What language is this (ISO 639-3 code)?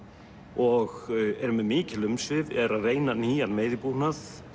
isl